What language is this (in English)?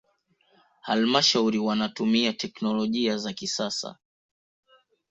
Swahili